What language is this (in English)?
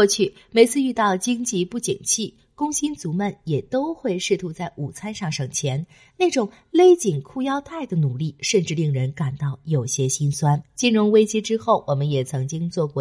Chinese